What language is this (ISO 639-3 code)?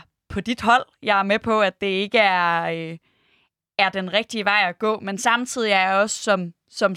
dan